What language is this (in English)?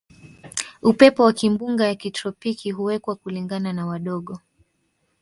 Swahili